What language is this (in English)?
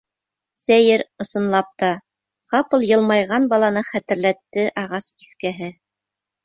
Bashkir